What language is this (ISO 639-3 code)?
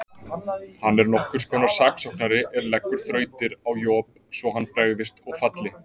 isl